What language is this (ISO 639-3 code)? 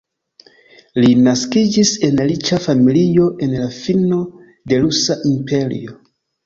epo